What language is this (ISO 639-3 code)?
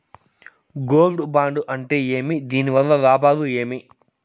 tel